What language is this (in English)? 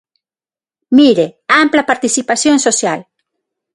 Galician